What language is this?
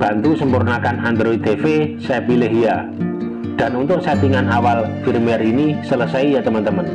Indonesian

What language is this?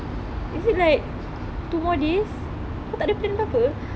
English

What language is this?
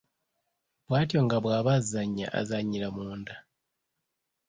Ganda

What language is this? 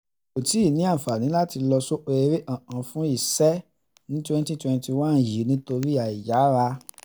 Yoruba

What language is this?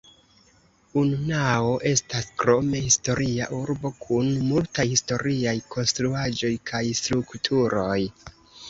Esperanto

